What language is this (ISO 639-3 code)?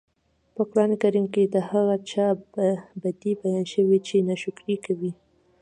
pus